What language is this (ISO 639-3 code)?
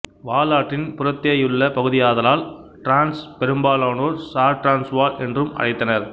tam